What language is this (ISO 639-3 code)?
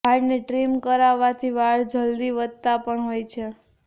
guj